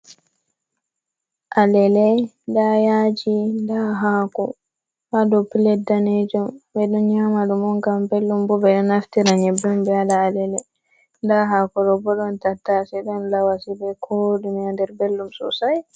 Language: Fula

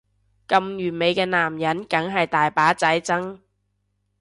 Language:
Cantonese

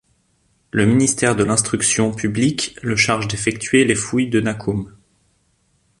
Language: French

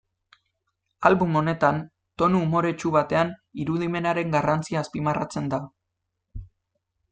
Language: Basque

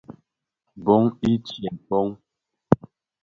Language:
Bafia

